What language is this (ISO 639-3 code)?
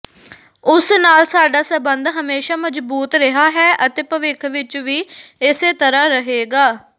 pan